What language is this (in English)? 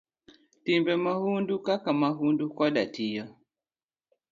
Luo (Kenya and Tanzania)